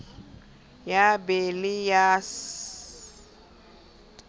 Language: Southern Sotho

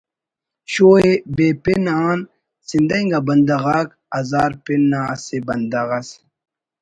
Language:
Brahui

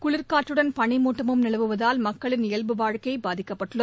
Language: Tamil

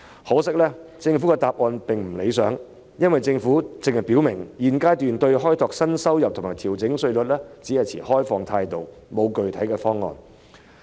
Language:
Cantonese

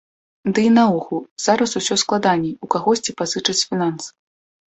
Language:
Belarusian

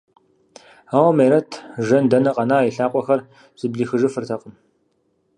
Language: Kabardian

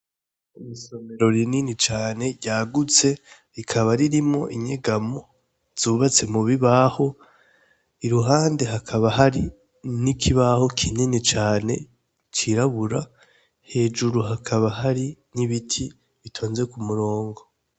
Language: Rundi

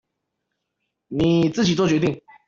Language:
Chinese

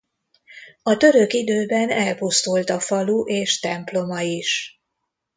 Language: Hungarian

